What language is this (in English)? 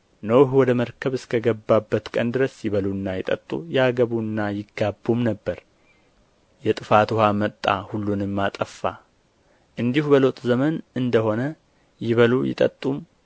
Amharic